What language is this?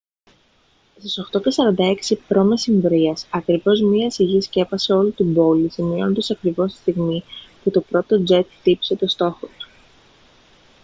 Greek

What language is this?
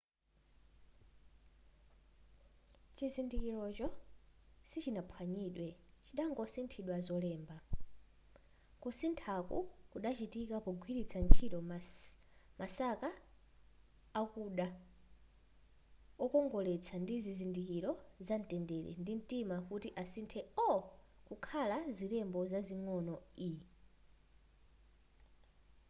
Nyanja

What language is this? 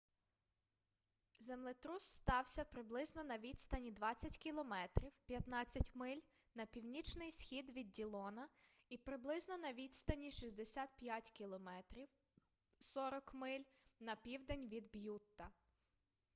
Ukrainian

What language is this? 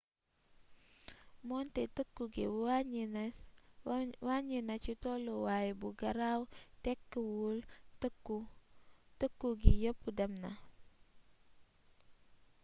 Wolof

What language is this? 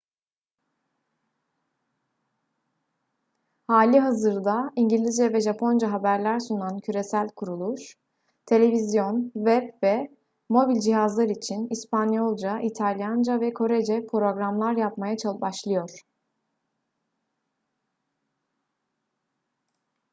Turkish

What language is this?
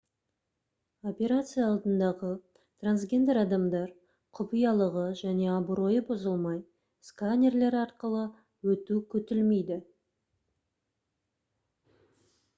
Kazakh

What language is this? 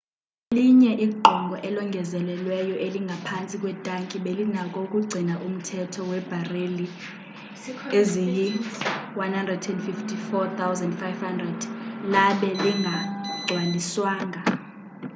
Xhosa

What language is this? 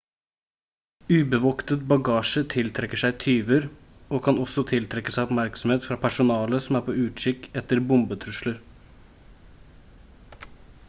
Norwegian Bokmål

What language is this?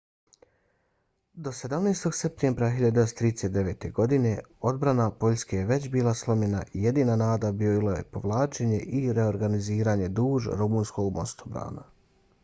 Bosnian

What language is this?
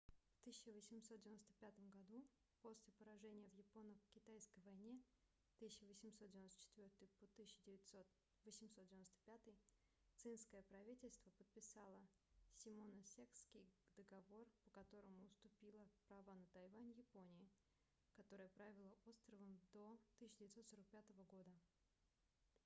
Russian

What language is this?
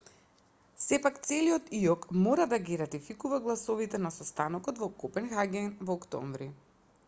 Macedonian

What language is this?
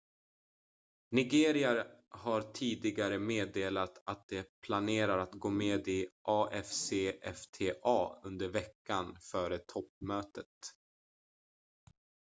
Swedish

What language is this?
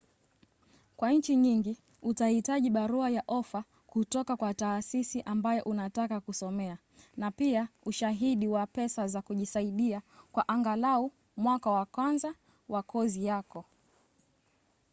Swahili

